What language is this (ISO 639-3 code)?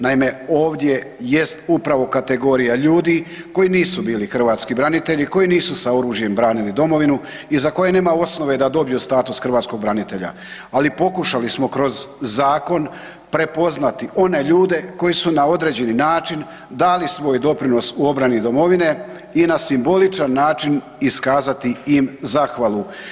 hrv